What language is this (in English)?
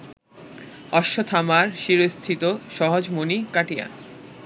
Bangla